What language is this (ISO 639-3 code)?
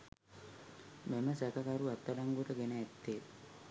sin